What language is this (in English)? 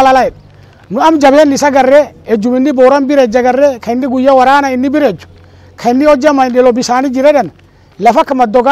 Arabic